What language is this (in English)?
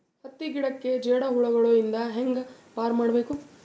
Kannada